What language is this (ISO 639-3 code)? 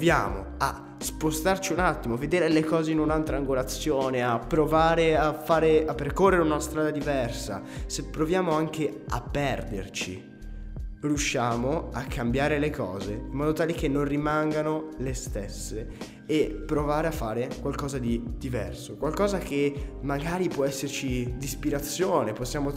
ita